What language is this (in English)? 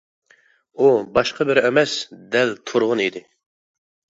Uyghur